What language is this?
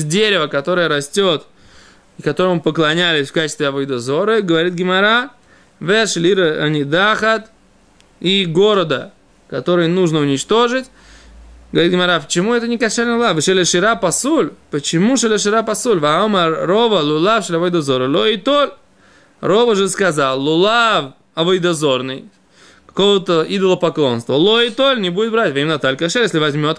Russian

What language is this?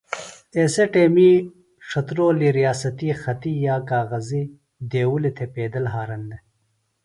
Phalura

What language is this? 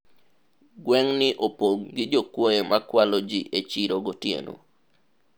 Luo (Kenya and Tanzania)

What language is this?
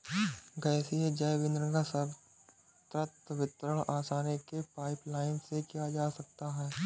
Hindi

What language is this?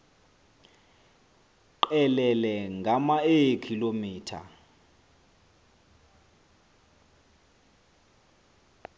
Xhosa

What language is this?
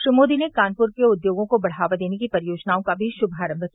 Hindi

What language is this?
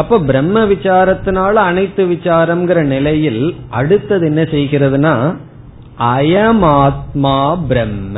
Tamil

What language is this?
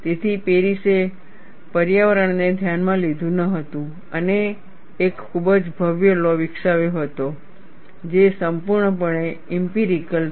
Gujarati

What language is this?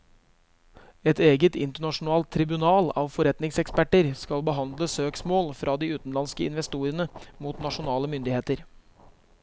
Norwegian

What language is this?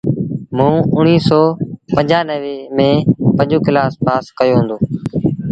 Sindhi Bhil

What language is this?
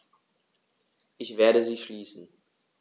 German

